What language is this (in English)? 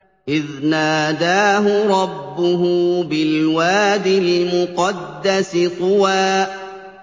Arabic